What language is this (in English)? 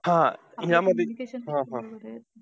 Marathi